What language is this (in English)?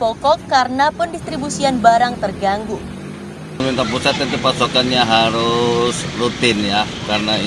Indonesian